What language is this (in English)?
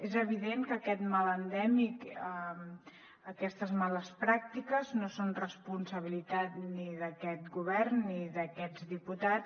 Catalan